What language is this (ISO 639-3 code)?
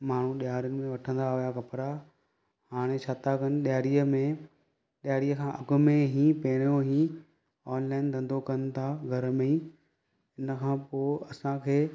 snd